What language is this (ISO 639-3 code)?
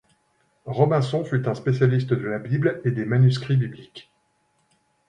fra